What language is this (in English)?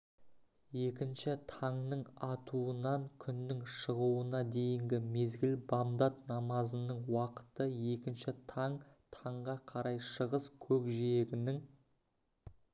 Kazakh